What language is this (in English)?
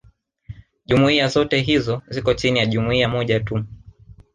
Swahili